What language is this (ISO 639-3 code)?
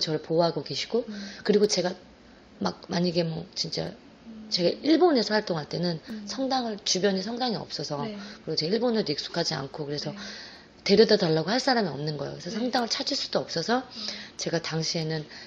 kor